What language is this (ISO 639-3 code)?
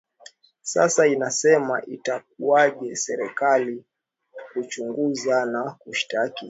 swa